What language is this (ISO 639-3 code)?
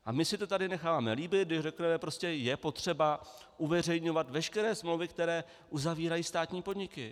ces